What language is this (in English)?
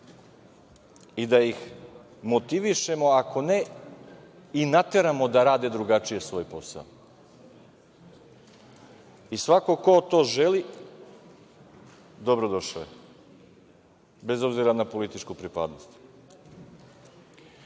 Serbian